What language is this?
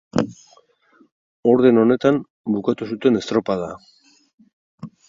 Basque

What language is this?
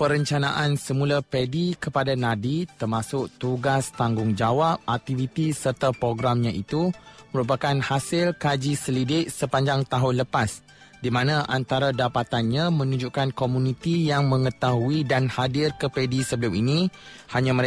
Malay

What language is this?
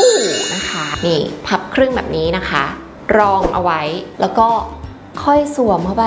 Thai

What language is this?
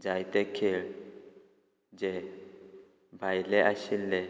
Konkani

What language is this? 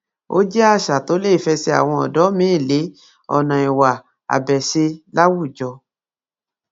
Yoruba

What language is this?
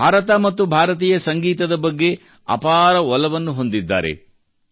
Kannada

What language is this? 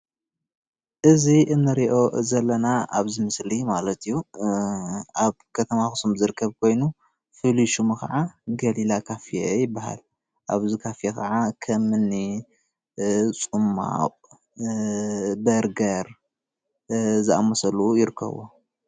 Tigrinya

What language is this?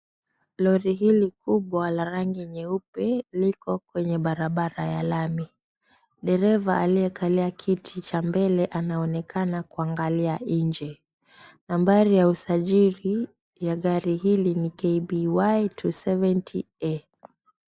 Swahili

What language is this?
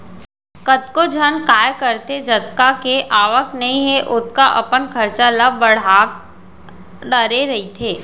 Chhattisgarhi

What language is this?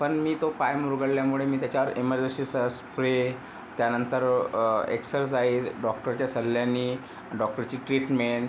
Marathi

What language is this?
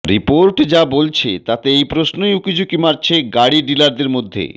Bangla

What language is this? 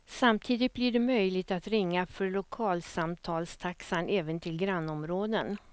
Swedish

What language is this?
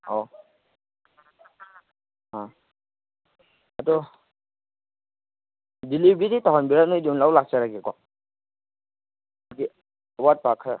Manipuri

